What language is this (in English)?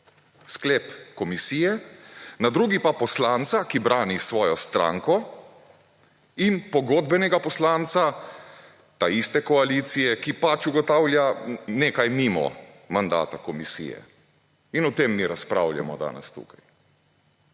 Slovenian